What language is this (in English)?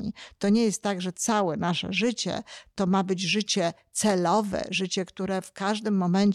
Polish